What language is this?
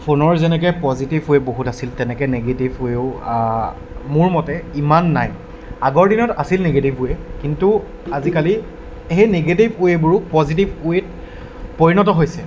Assamese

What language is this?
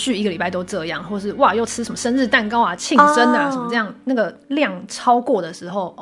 Chinese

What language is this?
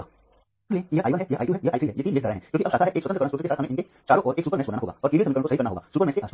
Hindi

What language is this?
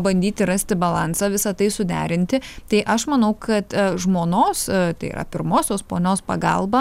Lithuanian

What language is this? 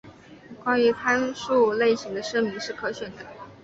Chinese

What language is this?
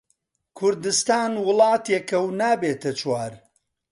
Central Kurdish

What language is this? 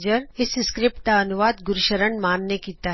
Punjabi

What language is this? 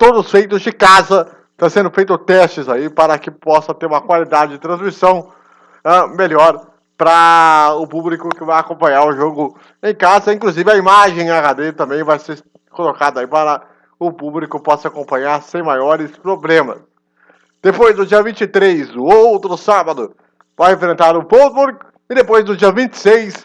Portuguese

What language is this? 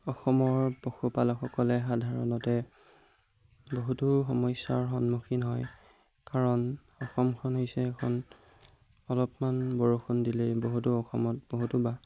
Assamese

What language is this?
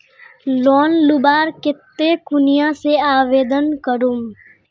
Magahi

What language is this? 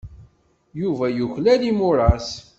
Kabyle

